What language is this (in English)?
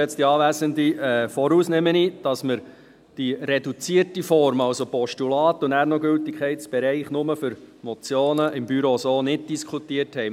Swiss German